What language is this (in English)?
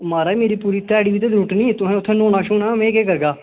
Dogri